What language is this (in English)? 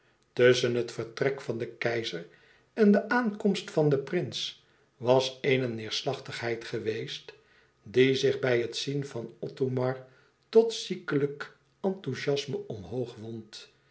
Dutch